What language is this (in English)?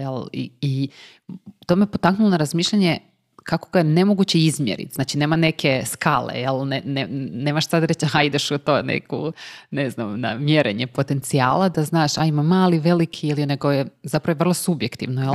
Croatian